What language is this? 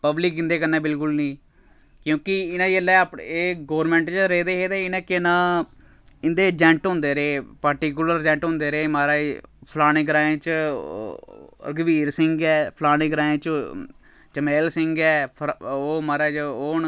Dogri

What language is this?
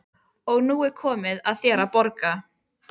Icelandic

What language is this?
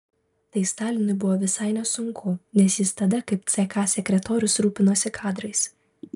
Lithuanian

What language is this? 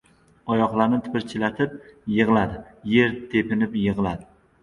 Uzbek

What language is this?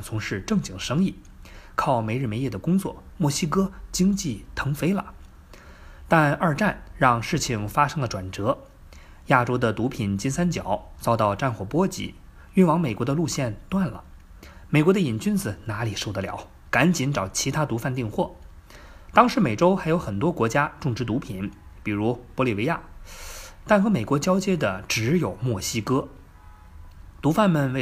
Chinese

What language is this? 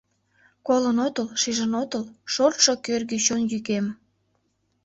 Mari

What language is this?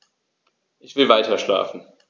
German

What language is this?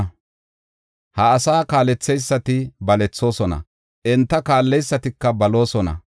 Gofa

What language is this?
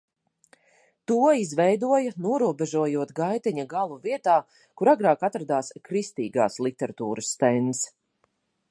Latvian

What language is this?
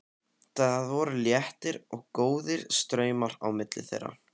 Icelandic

